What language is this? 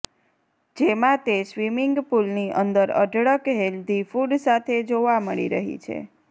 Gujarati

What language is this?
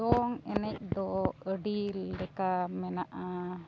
Santali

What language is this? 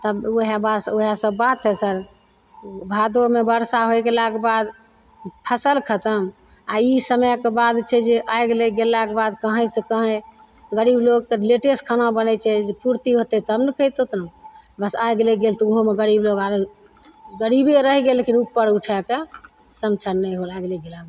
Maithili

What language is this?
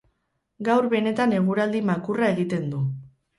Basque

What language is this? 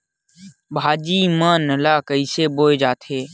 Chhattisgarhi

